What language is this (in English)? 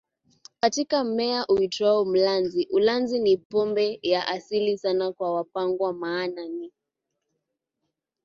Swahili